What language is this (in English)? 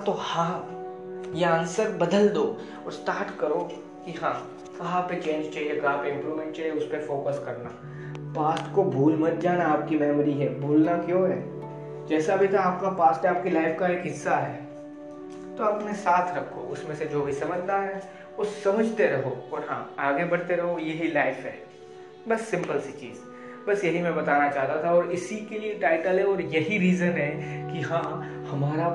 Hindi